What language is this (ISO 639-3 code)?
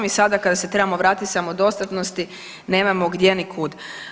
hrv